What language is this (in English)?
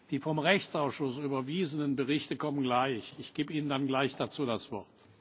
German